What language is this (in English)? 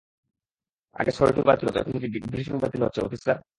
Bangla